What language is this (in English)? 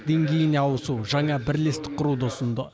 Kazakh